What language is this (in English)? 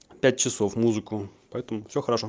Russian